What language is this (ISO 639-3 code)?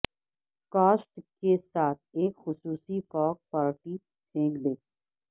urd